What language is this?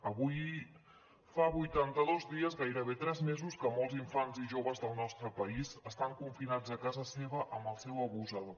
Catalan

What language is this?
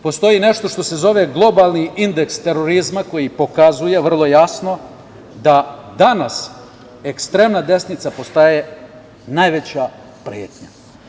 Serbian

